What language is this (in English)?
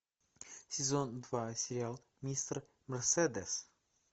Russian